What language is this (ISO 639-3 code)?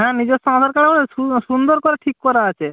ben